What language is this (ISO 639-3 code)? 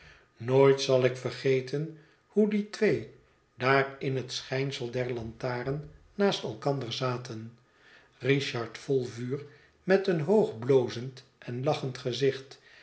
nld